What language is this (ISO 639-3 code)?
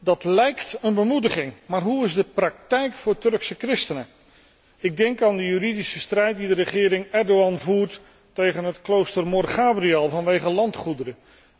nld